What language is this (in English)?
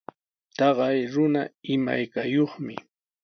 Sihuas Ancash Quechua